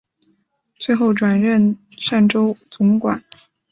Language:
Chinese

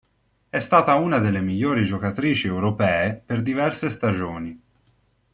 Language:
Italian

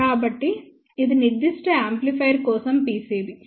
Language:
Telugu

